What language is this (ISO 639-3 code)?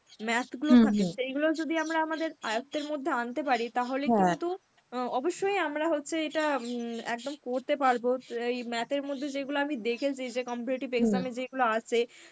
ben